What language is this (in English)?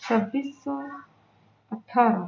Urdu